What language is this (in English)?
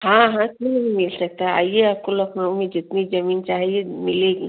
Hindi